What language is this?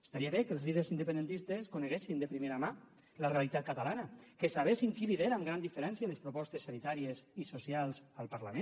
Catalan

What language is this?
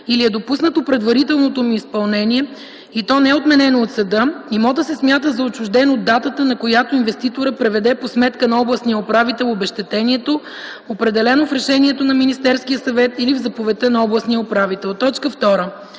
Bulgarian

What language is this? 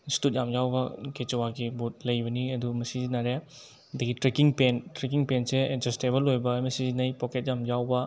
Manipuri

